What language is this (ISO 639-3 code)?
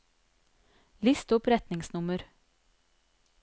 nor